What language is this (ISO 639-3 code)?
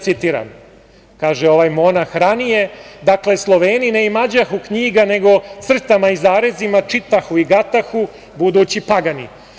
srp